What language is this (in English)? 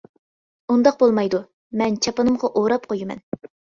Uyghur